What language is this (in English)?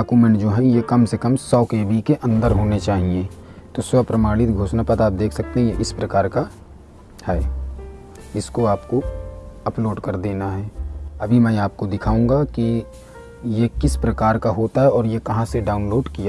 Hindi